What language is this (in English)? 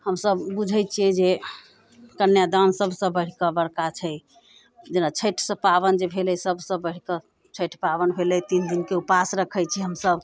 Maithili